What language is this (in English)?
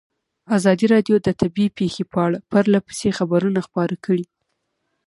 Pashto